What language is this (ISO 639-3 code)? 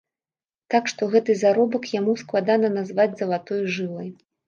bel